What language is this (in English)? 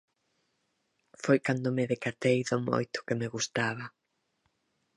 Galician